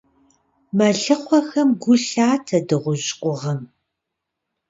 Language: Kabardian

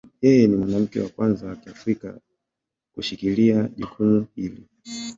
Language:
Swahili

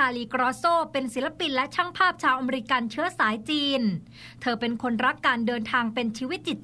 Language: Thai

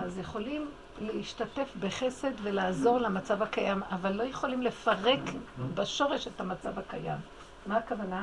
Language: Hebrew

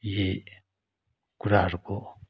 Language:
Nepali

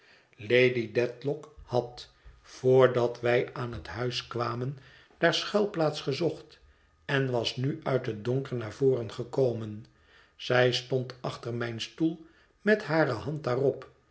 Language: Dutch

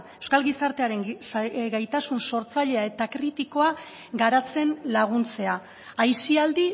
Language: Basque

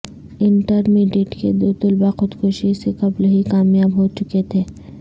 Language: Urdu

